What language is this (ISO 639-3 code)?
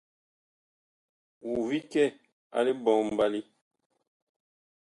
bkh